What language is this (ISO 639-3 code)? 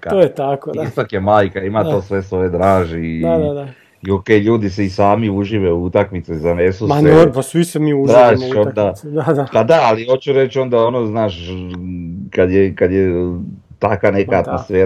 hrv